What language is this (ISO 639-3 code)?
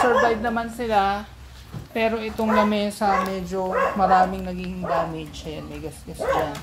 fil